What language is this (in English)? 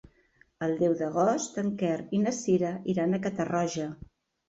Catalan